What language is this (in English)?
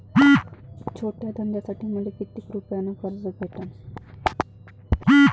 Marathi